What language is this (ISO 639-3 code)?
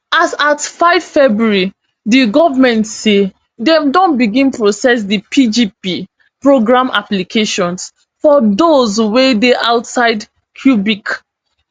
pcm